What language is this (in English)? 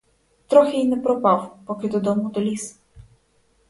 Ukrainian